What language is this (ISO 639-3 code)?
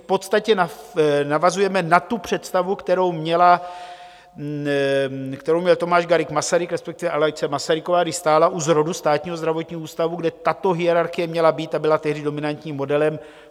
ces